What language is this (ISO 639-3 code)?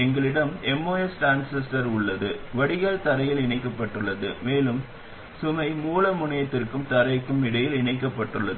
tam